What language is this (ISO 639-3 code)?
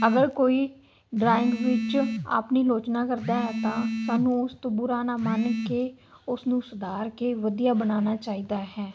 pan